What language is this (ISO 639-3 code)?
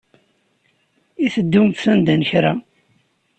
kab